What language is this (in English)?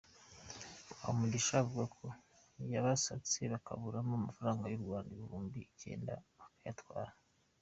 Kinyarwanda